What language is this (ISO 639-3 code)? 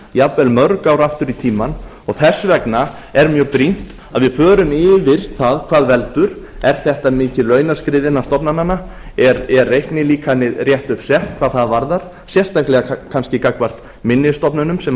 isl